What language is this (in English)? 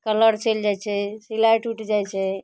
Maithili